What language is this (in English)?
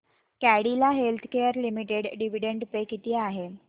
Marathi